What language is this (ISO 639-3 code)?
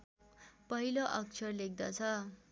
nep